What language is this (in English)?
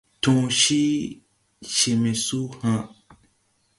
Tupuri